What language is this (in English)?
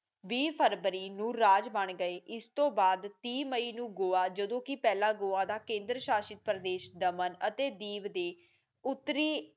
Punjabi